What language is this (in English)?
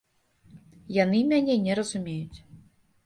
Belarusian